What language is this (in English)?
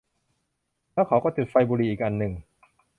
Thai